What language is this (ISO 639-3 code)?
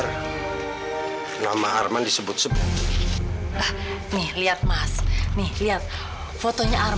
ind